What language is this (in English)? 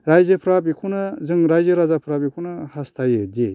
Bodo